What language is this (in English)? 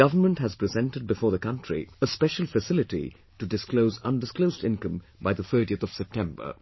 English